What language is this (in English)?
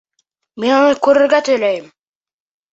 Bashkir